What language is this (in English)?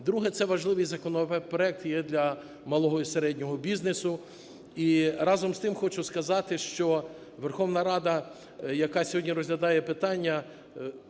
Ukrainian